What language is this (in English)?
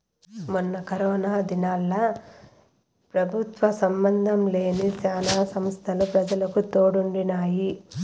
Telugu